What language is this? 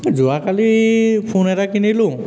Assamese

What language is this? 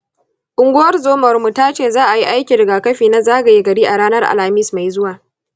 Hausa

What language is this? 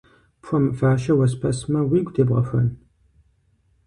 Kabardian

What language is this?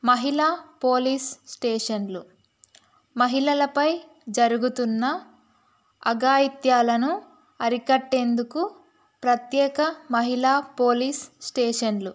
Telugu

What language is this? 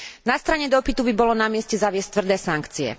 Slovak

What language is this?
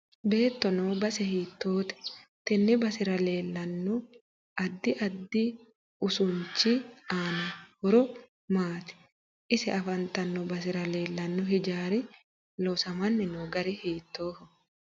Sidamo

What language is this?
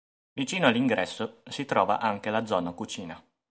Italian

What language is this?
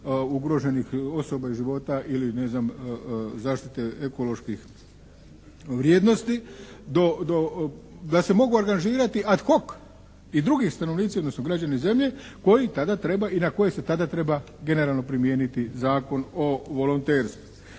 Croatian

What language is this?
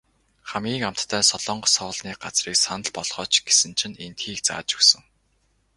Mongolian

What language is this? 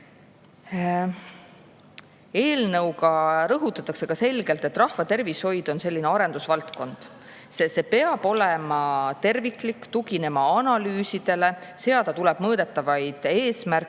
Estonian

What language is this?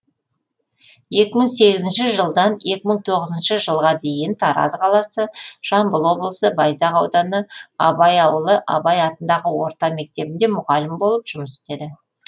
Kazakh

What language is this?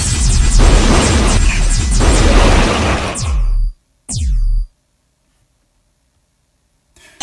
Japanese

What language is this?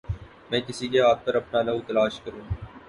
Urdu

